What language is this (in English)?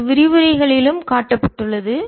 Tamil